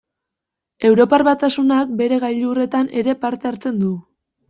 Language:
Basque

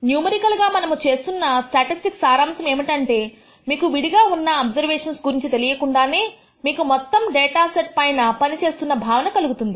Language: Telugu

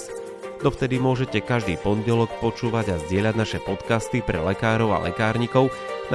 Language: Slovak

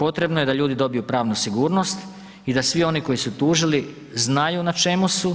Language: Croatian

